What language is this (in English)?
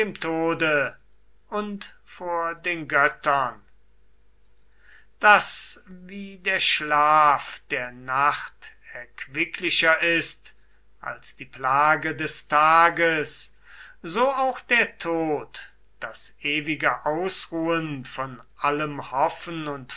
German